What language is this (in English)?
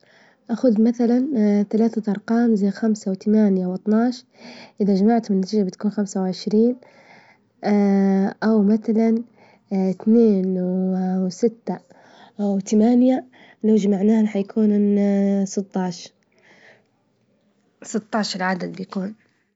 Libyan Arabic